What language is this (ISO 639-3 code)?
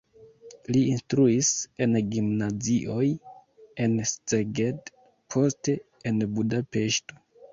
epo